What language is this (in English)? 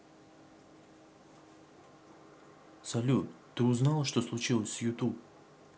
Russian